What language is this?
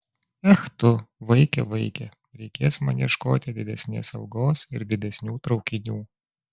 Lithuanian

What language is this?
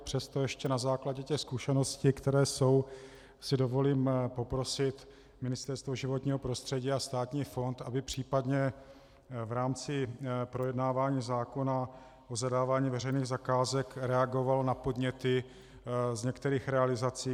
Czech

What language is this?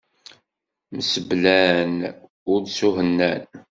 Kabyle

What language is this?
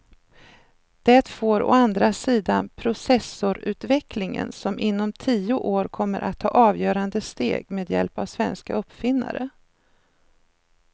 Swedish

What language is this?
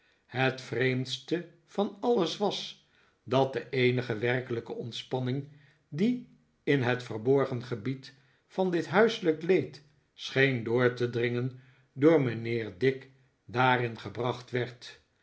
Dutch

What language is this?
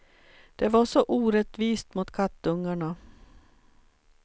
Swedish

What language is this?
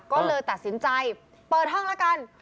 Thai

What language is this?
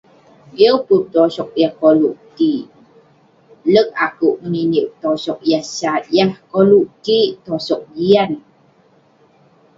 Western Penan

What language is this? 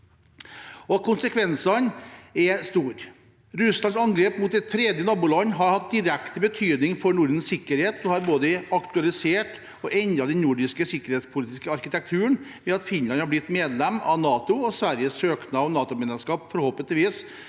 Norwegian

